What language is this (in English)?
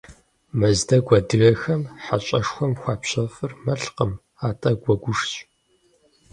Kabardian